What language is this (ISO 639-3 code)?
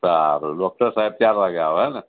guj